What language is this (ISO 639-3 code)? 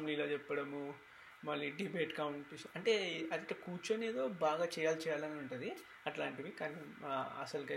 tel